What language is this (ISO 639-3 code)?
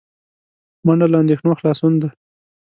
pus